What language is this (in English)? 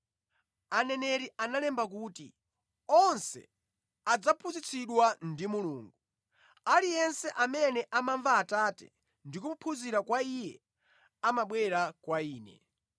Nyanja